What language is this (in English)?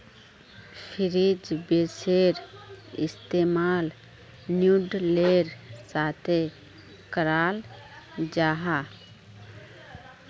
Magahi